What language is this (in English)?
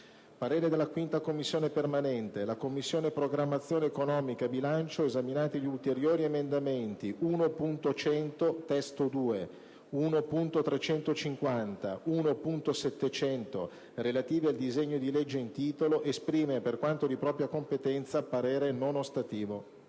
Italian